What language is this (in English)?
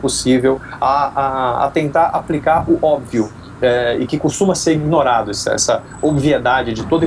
Portuguese